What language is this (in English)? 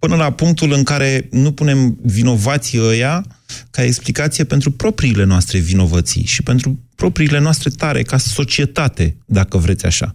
Romanian